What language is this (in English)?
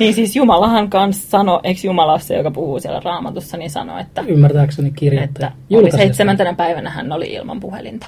Finnish